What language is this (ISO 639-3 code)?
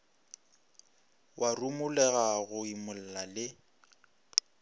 nso